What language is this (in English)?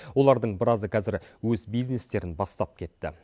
Kazakh